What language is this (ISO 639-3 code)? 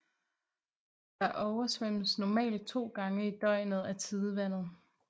dan